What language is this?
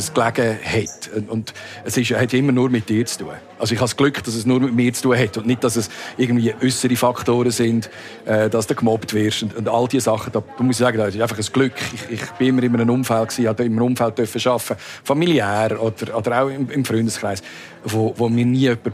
German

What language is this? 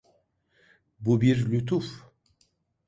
Turkish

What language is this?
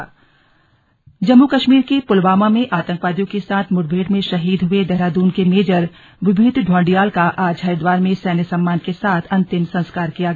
Hindi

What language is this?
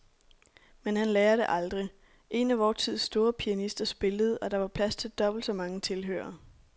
Danish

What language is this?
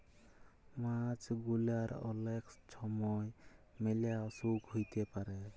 Bangla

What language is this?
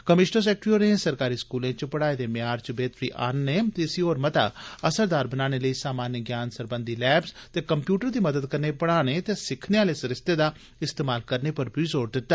Dogri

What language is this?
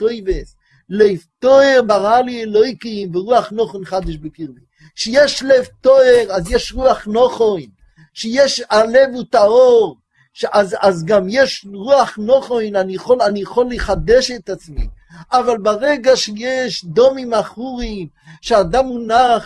Hebrew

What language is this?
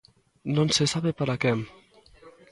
Galician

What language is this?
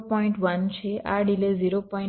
Gujarati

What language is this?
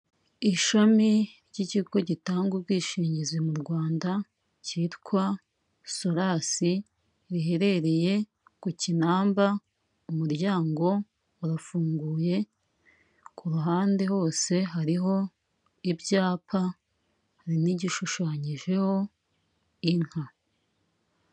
Kinyarwanda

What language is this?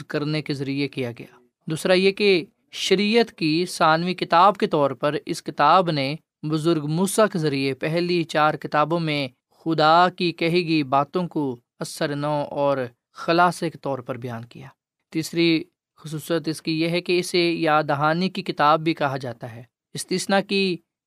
Urdu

